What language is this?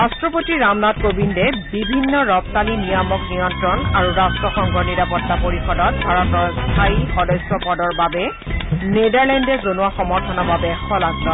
Assamese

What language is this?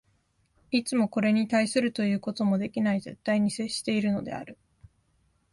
Japanese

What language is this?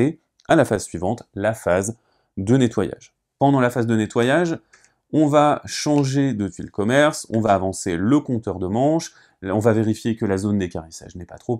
French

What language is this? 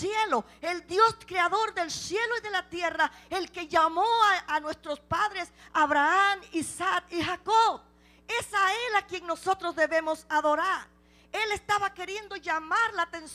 Spanish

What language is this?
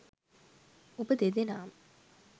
Sinhala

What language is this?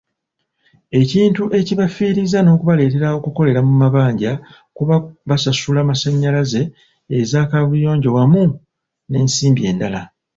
Ganda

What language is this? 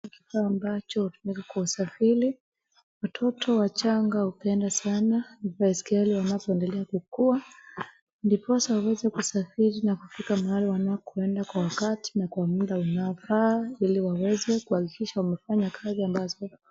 Swahili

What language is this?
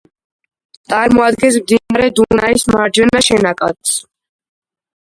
Georgian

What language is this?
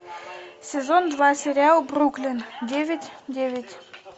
Russian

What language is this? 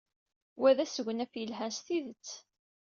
Kabyle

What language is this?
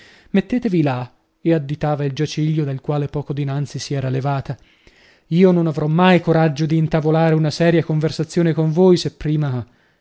Italian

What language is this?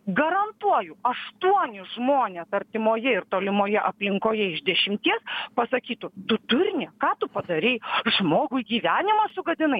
Lithuanian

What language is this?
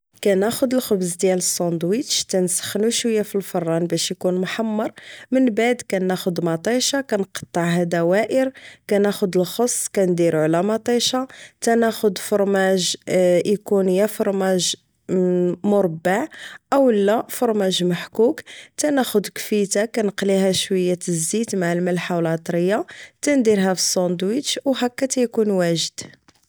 Moroccan Arabic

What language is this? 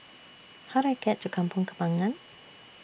English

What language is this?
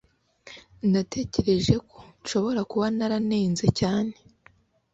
Kinyarwanda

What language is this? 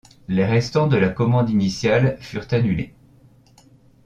French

